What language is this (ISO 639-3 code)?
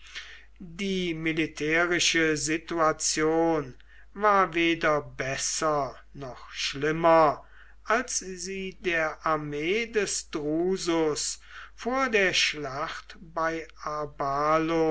deu